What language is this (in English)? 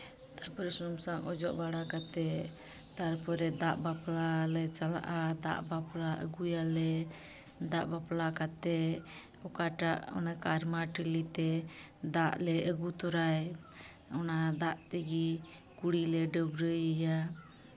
Santali